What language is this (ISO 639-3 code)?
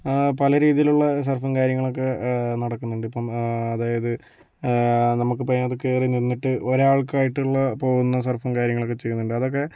mal